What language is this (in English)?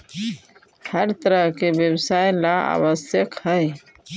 Magahi